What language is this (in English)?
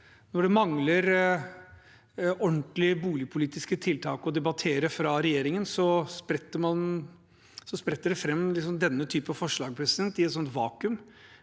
Norwegian